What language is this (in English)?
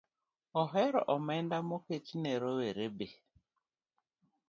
Luo (Kenya and Tanzania)